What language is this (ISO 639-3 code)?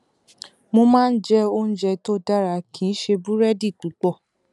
yor